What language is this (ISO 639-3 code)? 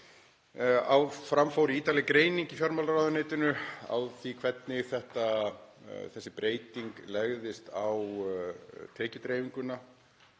isl